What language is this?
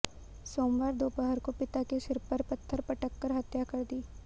Hindi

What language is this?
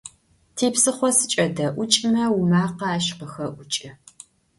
Adyghe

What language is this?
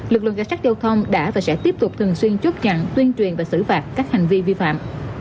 Vietnamese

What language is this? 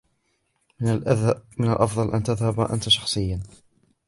Arabic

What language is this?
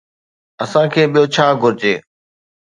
Sindhi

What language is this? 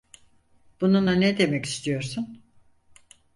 Turkish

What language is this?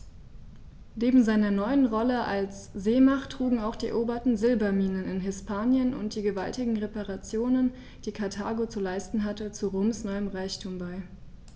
German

